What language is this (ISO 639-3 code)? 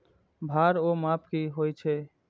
mai